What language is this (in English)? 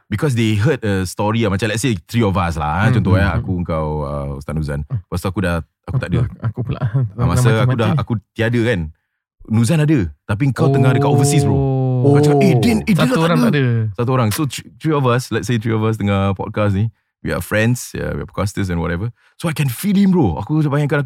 Malay